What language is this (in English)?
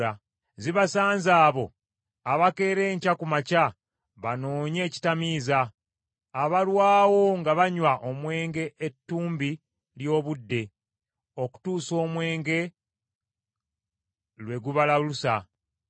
Ganda